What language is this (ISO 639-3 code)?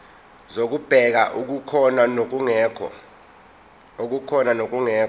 zul